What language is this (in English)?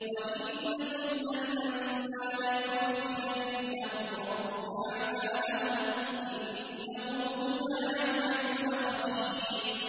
Arabic